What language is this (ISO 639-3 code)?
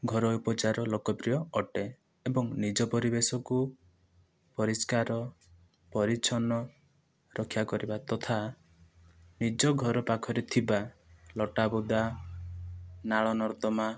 ori